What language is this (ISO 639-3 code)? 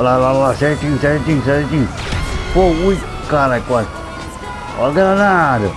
por